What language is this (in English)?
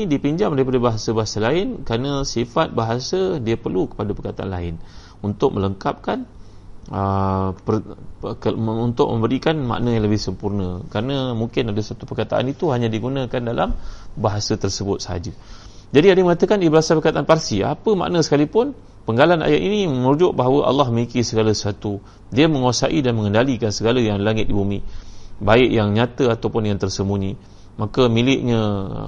Malay